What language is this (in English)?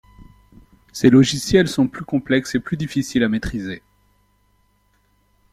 French